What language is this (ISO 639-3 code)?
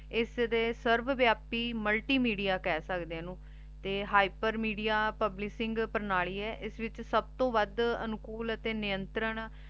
pan